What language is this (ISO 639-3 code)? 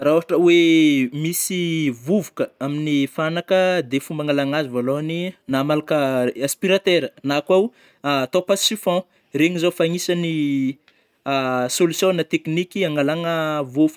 bmm